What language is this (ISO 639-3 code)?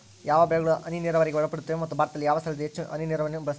kan